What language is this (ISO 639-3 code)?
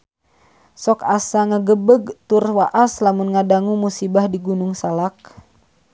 sun